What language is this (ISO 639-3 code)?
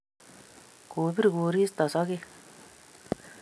kln